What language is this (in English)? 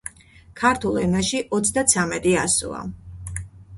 Georgian